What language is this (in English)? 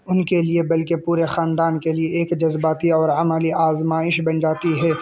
Urdu